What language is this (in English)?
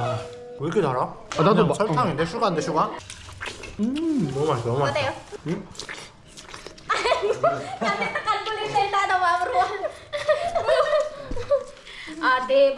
Korean